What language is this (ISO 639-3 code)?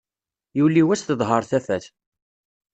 kab